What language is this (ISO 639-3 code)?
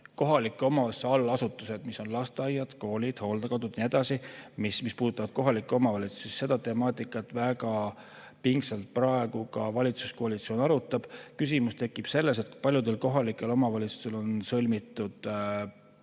est